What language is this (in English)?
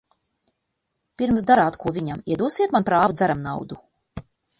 Latvian